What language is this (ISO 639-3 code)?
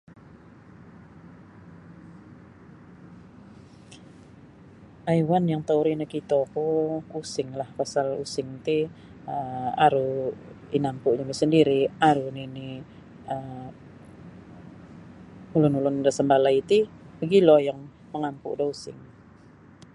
bsy